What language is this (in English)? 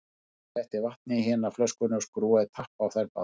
Icelandic